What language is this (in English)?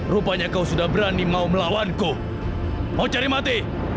Indonesian